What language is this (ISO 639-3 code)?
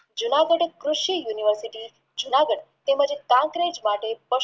guj